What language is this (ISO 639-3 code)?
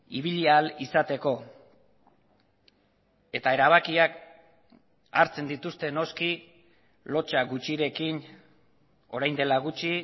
eus